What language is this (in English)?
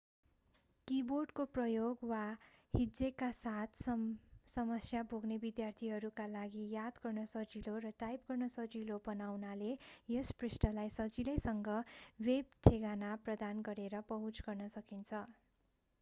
Nepali